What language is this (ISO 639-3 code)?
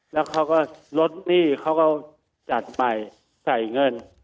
tha